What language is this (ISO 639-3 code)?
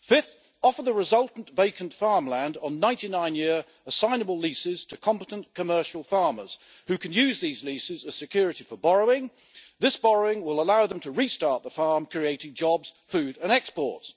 eng